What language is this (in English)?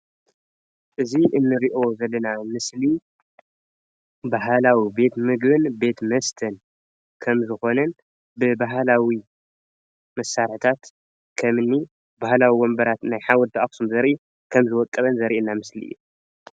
Tigrinya